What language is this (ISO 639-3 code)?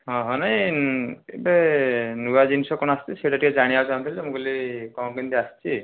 ori